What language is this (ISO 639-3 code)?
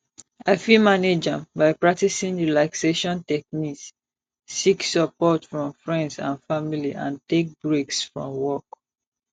pcm